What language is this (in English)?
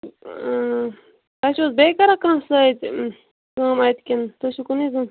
Kashmiri